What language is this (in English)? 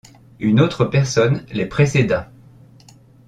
French